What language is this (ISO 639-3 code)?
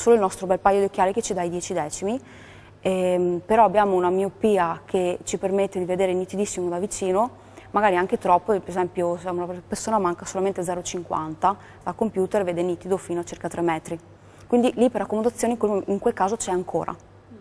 ita